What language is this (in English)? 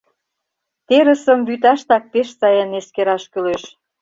Mari